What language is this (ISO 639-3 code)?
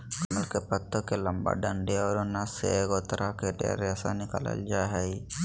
mag